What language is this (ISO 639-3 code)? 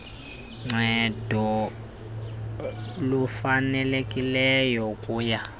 xho